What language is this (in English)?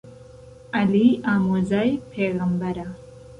Central Kurdish